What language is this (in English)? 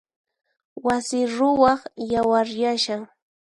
Puno Quechua